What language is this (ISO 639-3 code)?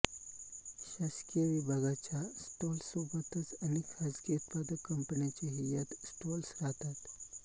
mar